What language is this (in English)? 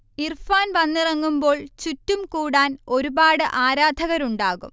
Malayalam